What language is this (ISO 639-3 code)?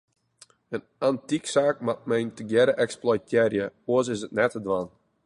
fry